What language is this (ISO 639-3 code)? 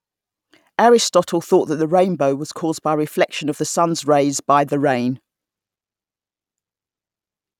eng